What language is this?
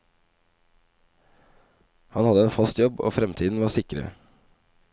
Norwegian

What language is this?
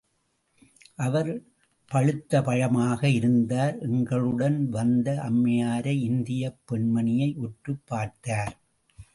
Tamil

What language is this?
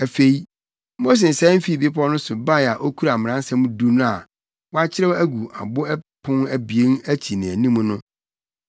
Akan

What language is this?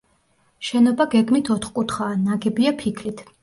Georgian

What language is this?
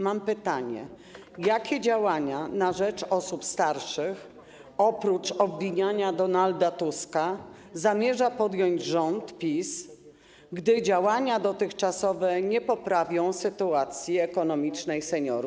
Polish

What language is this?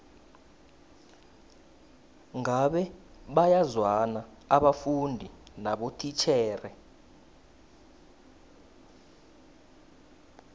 South Ndebele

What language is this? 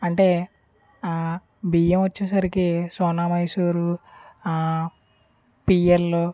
Telugu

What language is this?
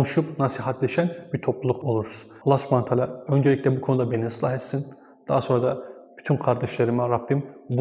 Turkish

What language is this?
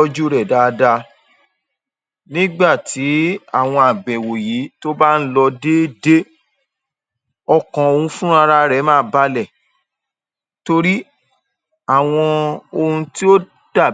Yoruba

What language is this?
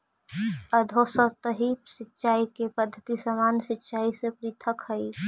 Magahi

